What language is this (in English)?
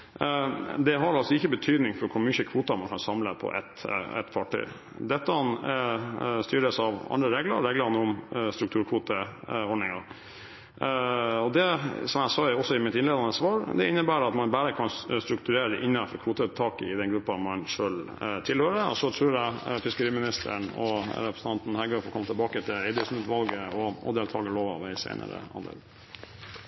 Norwegian Bokmål